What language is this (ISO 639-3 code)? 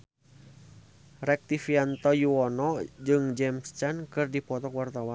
sun